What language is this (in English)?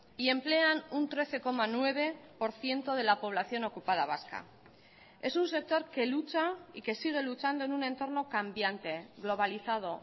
Spanish